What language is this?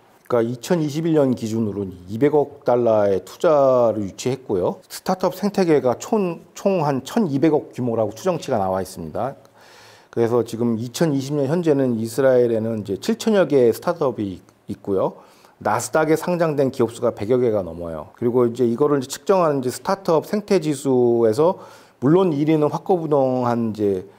Korean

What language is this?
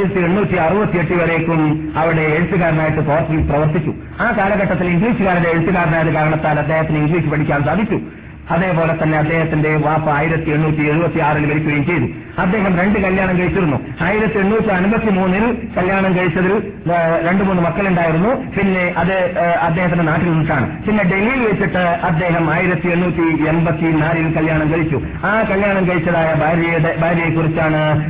Malayalam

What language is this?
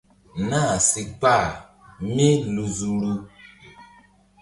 Mbum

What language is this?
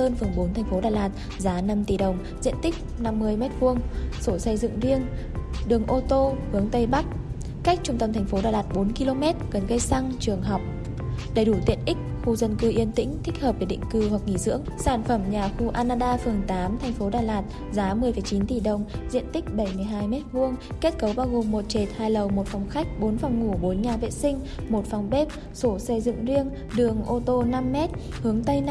Vietnamese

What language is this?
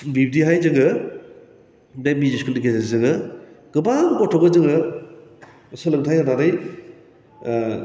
Bodo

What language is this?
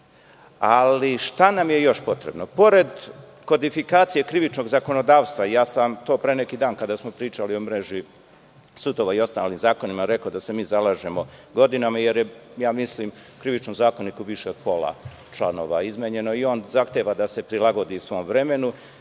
Serbian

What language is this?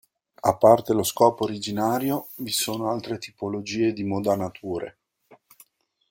Italian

